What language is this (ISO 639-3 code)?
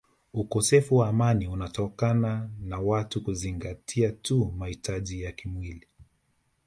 swa